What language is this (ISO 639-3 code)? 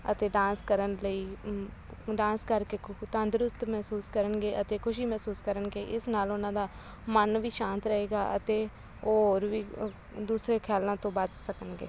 pan